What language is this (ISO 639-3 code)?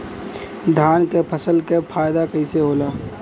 bho